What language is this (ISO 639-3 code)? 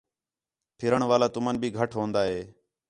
xhe